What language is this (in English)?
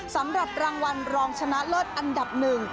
Thai